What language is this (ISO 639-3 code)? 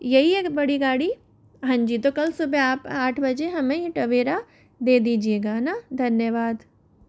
hin